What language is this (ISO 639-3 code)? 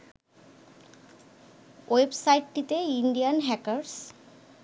ben